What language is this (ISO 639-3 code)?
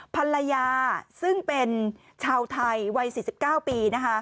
tha